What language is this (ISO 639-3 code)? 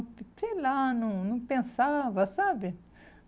por